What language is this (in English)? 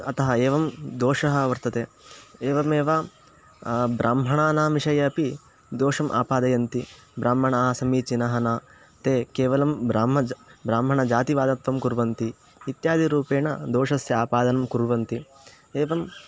Sanskrit